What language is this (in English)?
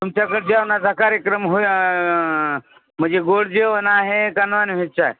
Marathi